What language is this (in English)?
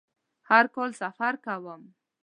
Pashto